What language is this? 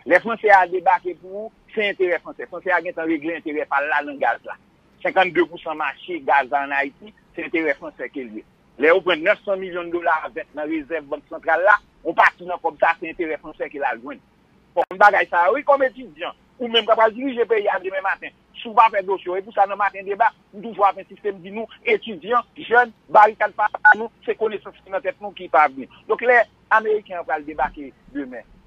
French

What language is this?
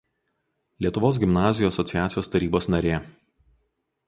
Lithuanian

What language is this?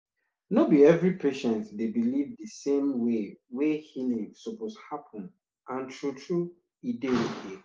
Nigerian Pidgin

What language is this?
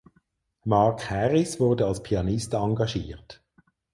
German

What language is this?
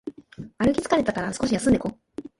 Japanese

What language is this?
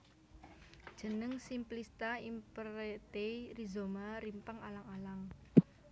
Javanese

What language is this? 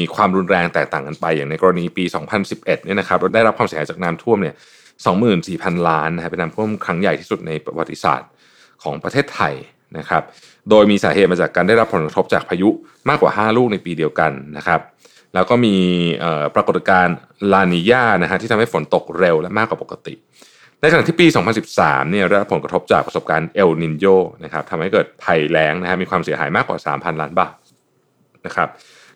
Thai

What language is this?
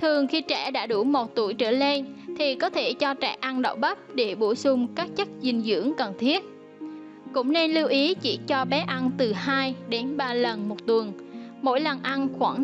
Vietnamese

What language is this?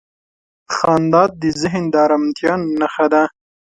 Pashto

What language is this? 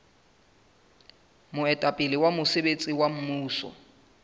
Southern Sotho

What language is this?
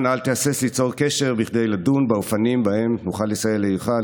Hebrew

